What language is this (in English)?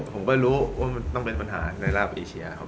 Thai